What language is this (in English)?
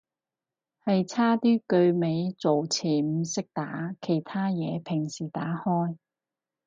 Cantonese